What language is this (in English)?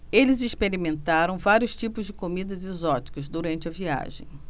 Portuguese